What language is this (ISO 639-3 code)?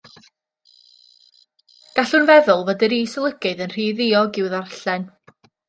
cym